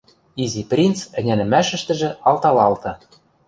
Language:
Western Mari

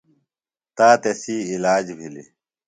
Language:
Phalura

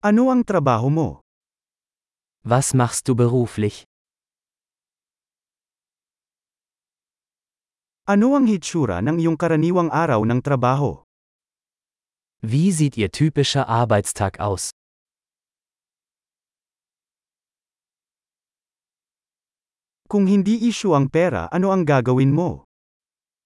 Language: Filipino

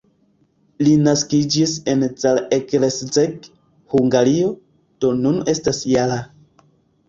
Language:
Esperanto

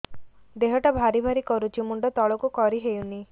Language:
Odia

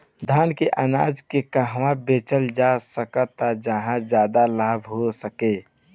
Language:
Bhojpuri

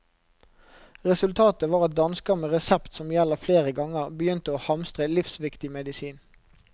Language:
Norwegian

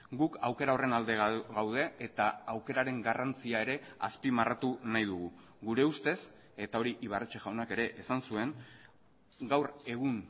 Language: Basque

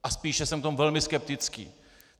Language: Czech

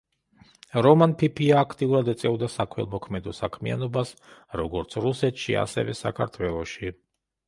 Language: Georgian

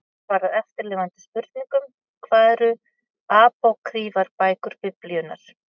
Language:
Icelandic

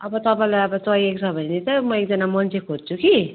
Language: Nepali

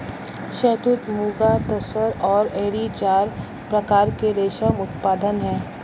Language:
Hindi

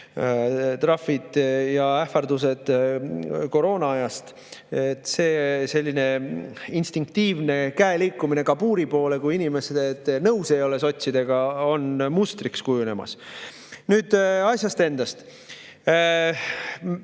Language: Estonian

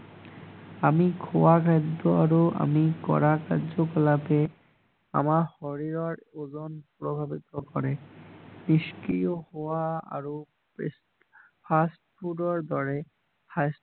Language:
Assamese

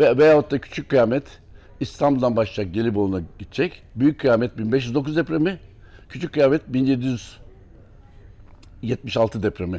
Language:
Turkish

